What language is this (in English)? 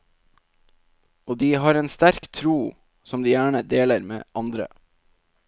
Norwegian